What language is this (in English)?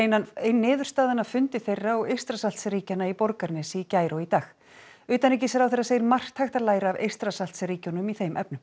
Icelandic